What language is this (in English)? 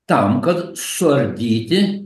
Lithuanian